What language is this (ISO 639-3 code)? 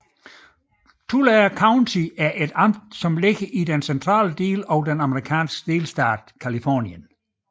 dan